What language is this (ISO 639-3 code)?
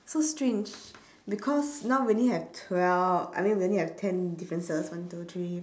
eng